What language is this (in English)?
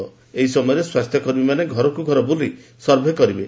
Odia